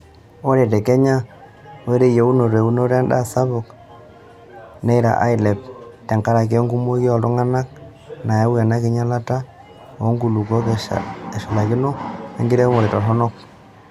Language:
Masai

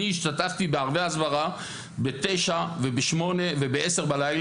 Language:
Hebrew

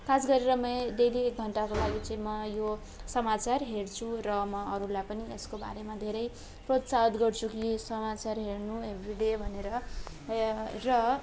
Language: Nepali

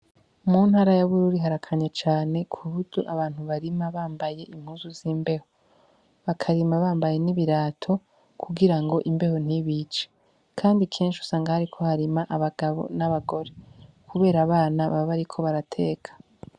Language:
Rundi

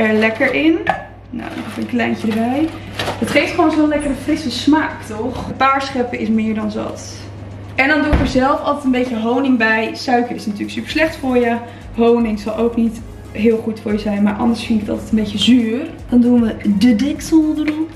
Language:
Dutch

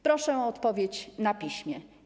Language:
Polish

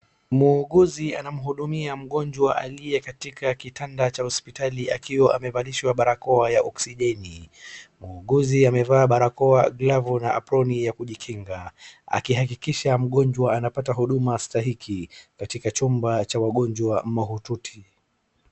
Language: Swahili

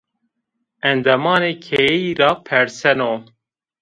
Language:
Zaza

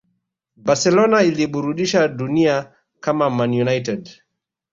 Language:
Swahili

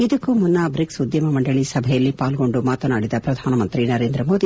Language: Kannada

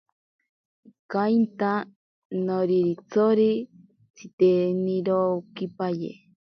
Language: Ashéninka Perené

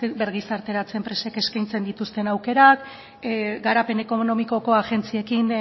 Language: Basque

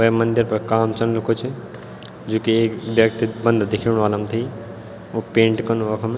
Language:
Garhwali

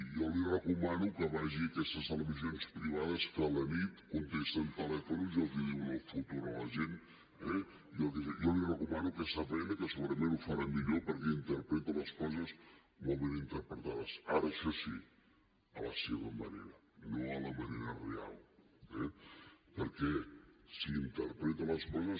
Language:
Catalan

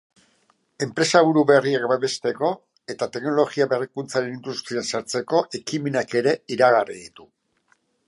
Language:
Basque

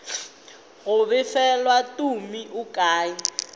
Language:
Northern Sotho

